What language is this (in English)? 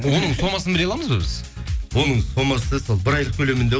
Kazakh